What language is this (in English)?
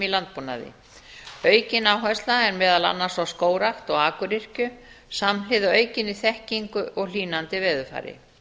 Icelandic